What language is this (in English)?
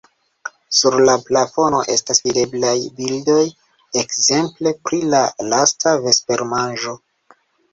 Esperanto